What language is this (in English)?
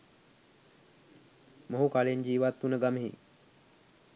Sinhala